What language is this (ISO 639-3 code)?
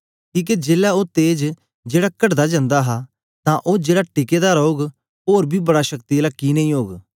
doi